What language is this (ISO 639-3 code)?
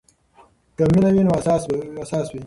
pus